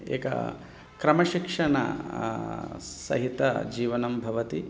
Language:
Sanskrit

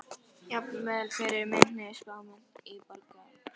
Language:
Icelandic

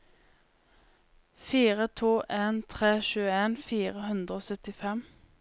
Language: Norwegian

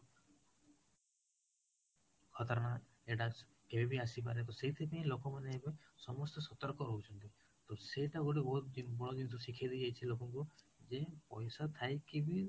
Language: Odia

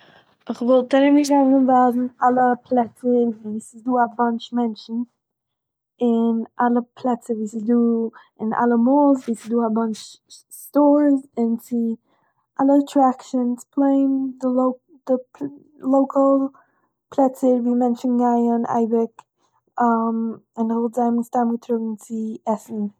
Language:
Yiddish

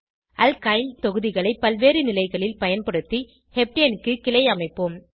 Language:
Tamil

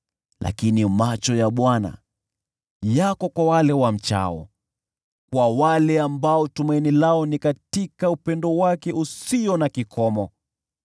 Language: Swahili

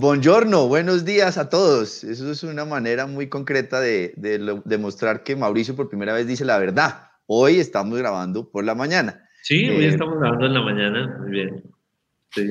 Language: Spanish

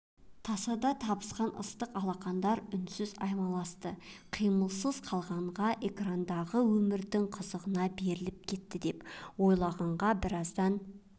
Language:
Kazakh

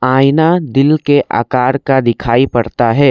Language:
Hindi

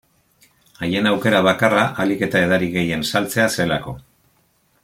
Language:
Basque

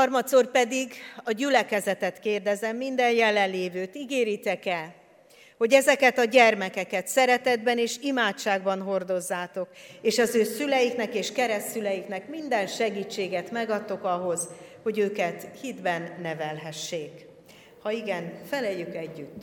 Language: Hungarian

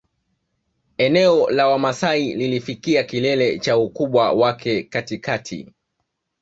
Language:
Swahili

